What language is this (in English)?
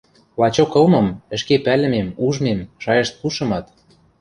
Western Mari